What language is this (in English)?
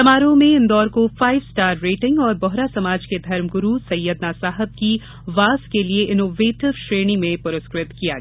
Hindi